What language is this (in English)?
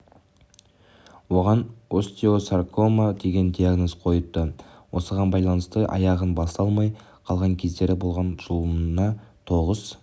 Kazakh